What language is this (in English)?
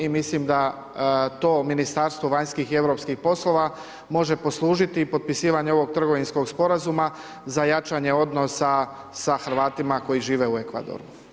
Croatian